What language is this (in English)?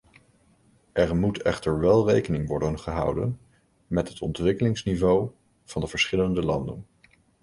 Dutch